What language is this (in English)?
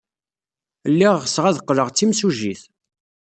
Kabyle